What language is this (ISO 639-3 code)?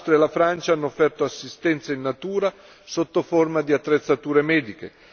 ita